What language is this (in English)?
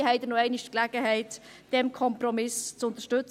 Swiss German